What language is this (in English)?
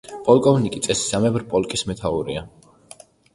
Georgian